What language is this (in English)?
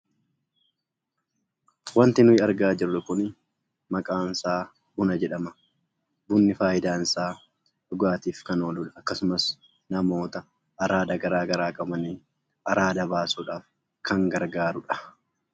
Oromo